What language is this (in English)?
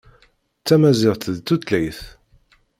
Kabyle